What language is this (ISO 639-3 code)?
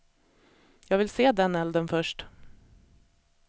swe